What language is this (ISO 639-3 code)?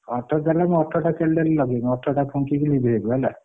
ori